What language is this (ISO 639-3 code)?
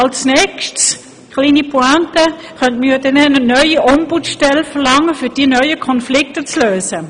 gsw